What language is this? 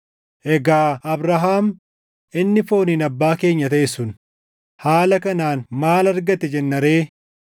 Oromo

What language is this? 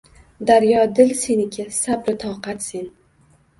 Uzbek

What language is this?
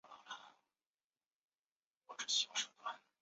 Chinese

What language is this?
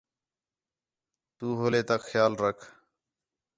Khetrani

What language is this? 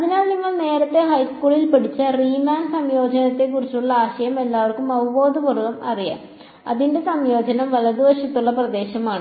Malayalam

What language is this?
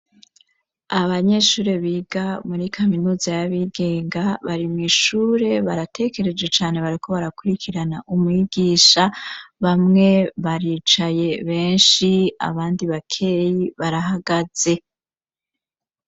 Rundi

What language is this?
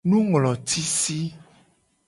Gen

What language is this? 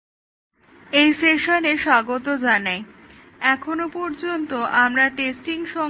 Bangla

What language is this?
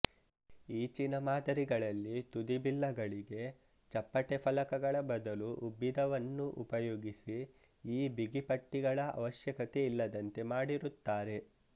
Kannada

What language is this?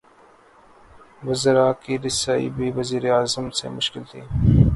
Urdu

